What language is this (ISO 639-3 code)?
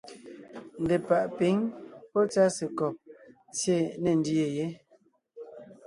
nnh